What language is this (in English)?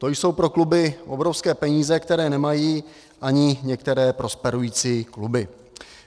Czech